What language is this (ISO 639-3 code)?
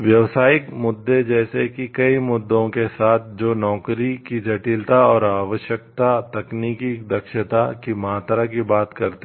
hin